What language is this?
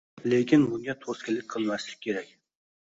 Uzbek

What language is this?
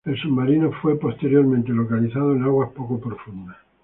Spanish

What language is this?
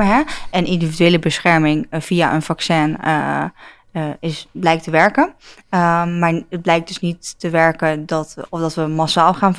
Dutch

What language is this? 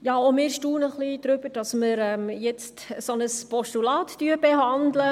Swiss German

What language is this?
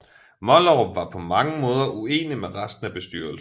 Danish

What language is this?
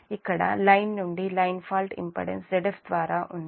Telugu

